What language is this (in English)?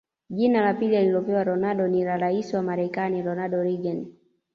Swahili